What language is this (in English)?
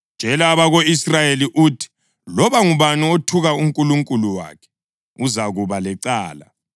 North Ndebele